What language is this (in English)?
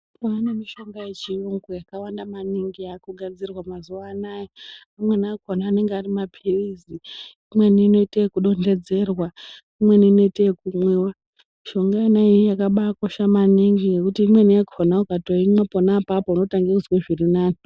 Ndau